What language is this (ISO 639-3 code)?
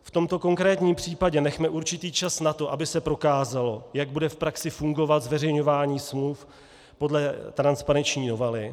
ces